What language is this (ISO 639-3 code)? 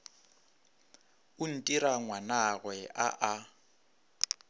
nso